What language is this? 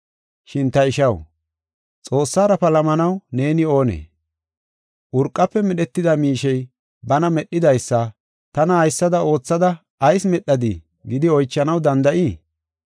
Gofa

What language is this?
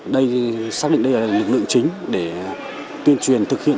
Vietnamese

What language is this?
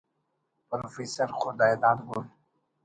Brahui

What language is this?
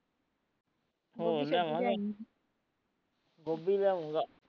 Punjabi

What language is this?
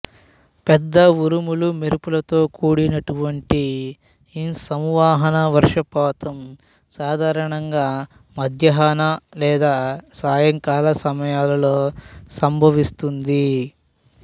Telugu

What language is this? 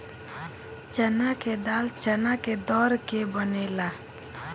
Bhojpuri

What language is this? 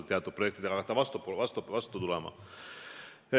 Estonian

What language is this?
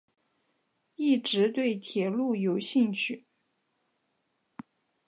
Chinese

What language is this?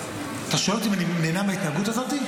Hebrew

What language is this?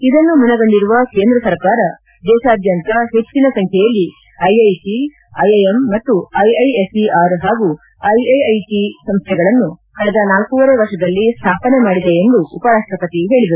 Kannada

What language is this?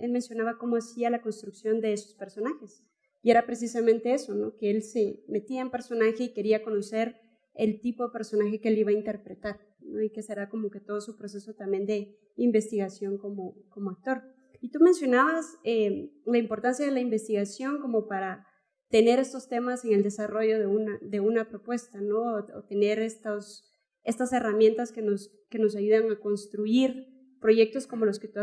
Spanish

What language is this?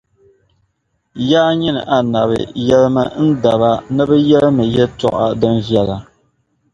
Dagbani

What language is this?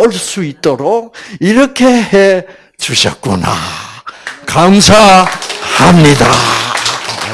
Korean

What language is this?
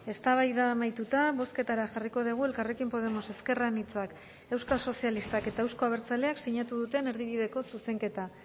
Basque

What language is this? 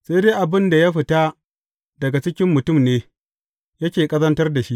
Hausa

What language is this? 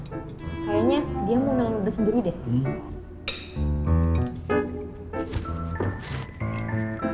Indonesian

